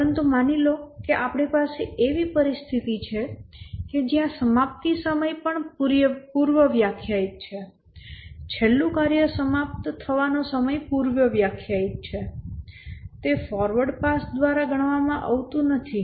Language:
Gujarati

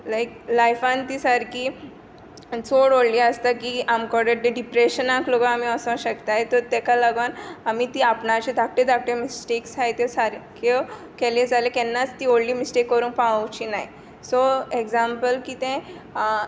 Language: Konkani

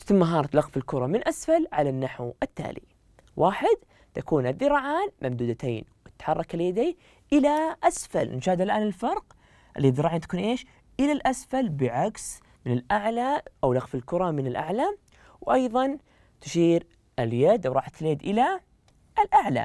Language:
Arabic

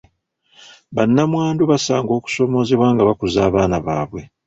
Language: Ganda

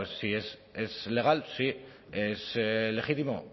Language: Spanish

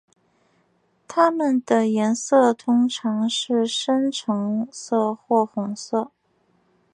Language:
Chinese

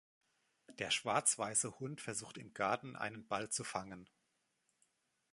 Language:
German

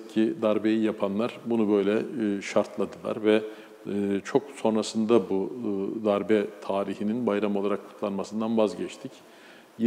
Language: Turkish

